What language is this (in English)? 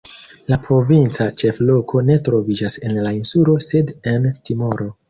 Esperanto